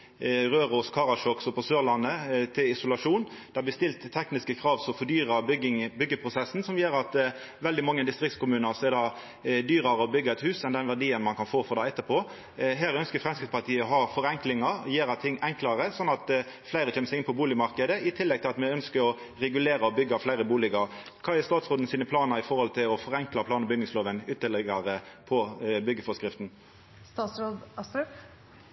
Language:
Norwegian Nynorsk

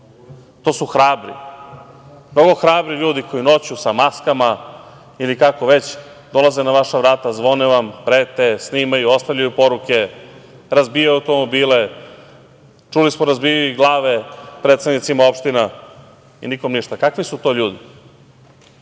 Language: Serbian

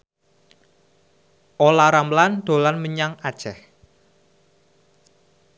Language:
Javanese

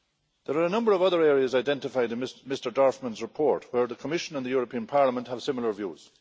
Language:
English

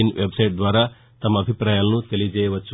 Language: Telugu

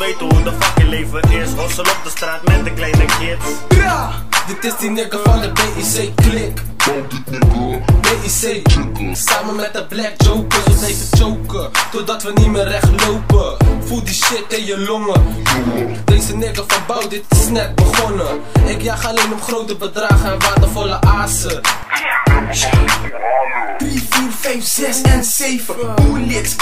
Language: Dutch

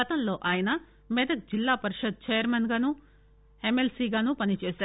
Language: Telugu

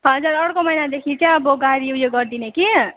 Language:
Nepali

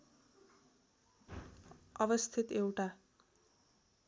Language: Nepali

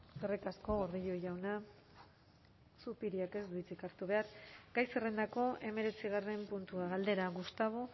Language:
Basque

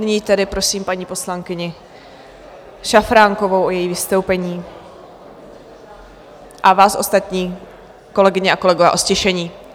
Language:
Czech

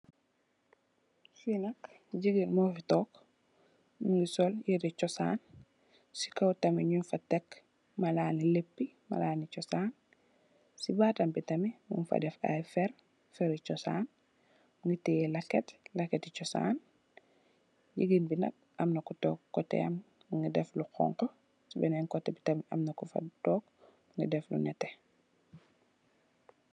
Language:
Wolof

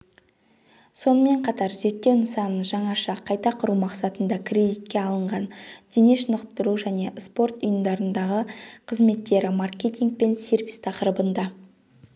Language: Kazakh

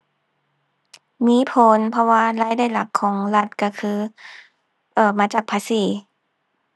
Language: Thai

